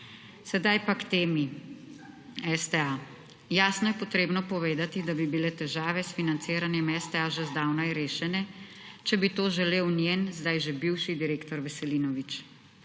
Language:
Slovenian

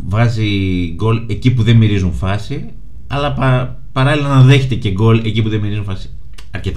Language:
Greek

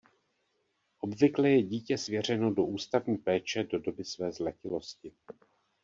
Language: Czech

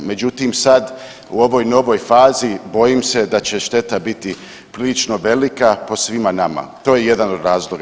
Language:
Croatian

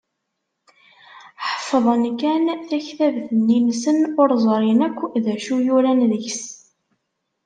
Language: Kabyle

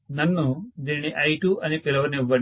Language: Telugu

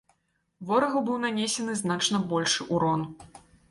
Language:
Belarusian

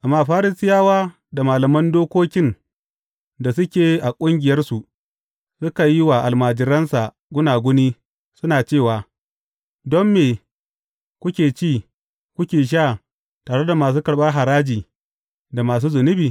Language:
Hausa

